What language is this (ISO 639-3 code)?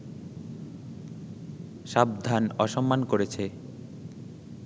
ben